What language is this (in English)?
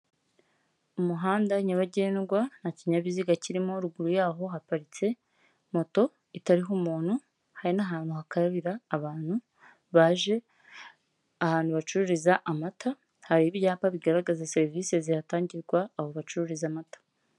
Kinyarwanda